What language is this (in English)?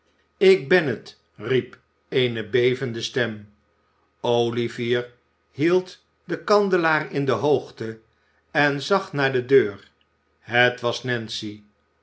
Dutch